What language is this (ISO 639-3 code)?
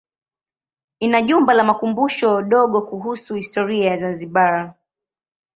swa